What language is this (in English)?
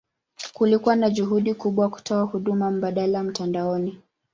Swahili